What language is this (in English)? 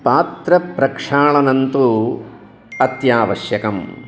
Sanskrit